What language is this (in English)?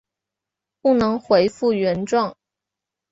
Chinese